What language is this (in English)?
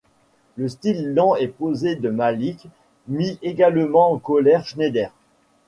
French